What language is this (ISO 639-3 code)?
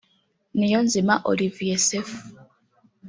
kin